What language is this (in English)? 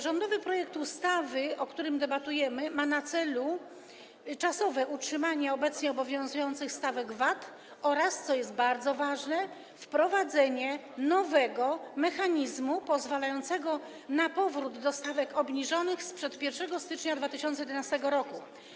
Polish